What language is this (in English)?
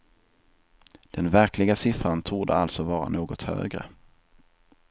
Swedish